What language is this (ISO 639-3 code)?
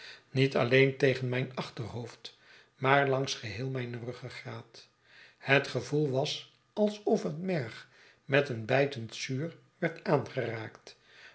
nld